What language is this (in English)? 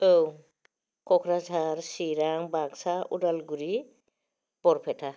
Bodo